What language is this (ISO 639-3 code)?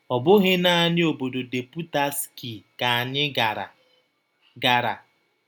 ibo